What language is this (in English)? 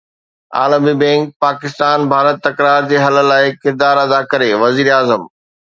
Sindhi